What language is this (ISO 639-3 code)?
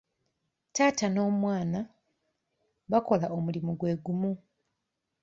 lug